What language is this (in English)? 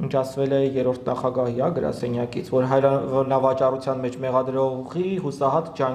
Romanian